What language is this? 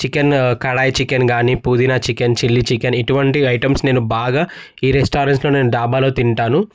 Telugu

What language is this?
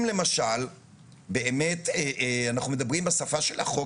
Hebrew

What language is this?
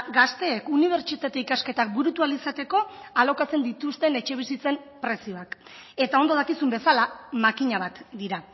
Basque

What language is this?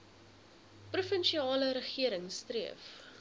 Afrikaans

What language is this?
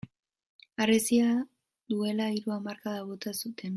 Basque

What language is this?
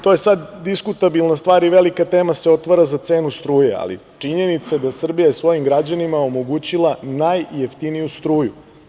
Serbian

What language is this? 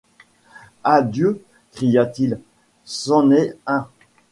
French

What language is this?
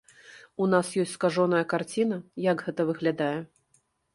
Belarusian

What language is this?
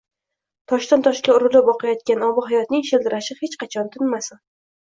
Uzbek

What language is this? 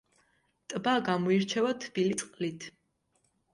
Georgian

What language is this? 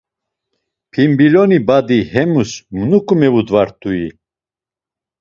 Laz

